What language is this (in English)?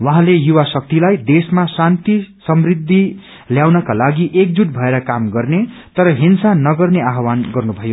Nepali